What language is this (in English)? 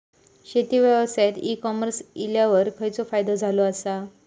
Marathi